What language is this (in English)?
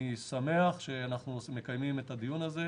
Hebrew